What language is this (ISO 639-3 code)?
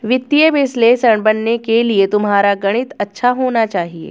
hin